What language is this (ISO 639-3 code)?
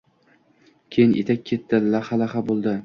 uzb